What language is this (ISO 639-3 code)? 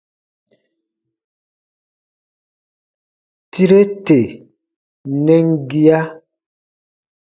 bba